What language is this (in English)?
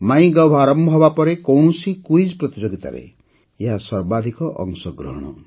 Odia